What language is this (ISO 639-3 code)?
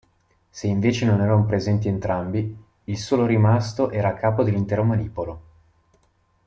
ita